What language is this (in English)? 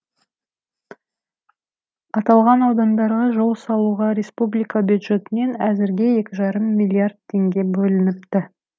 Kazakh